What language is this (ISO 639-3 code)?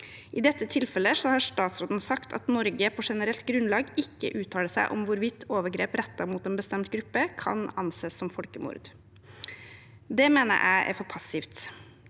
nor